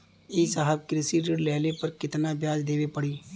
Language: Bhojpuri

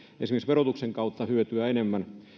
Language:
Finnish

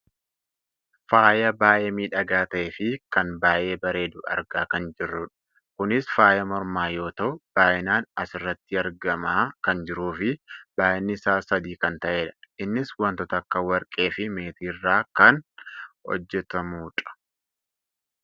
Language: Oromo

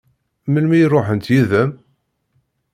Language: Kabyle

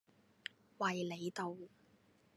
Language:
Cantonese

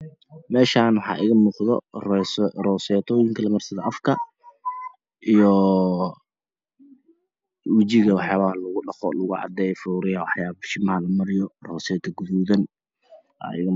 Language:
Somali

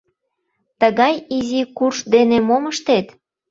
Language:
Mari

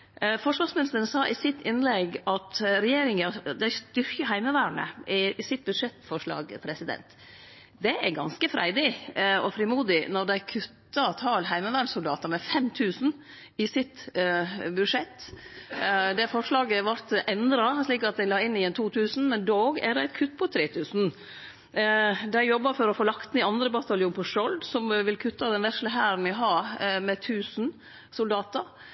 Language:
Norwegian Nynorsk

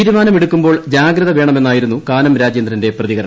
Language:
Malayalam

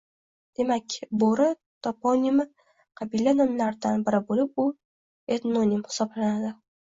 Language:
Uzbek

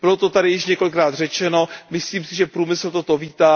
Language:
Czech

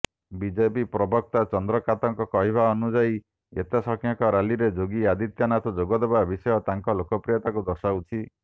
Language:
Odia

